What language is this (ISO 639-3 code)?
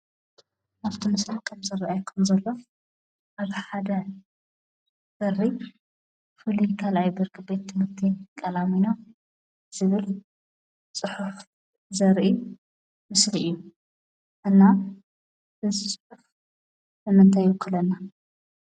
tir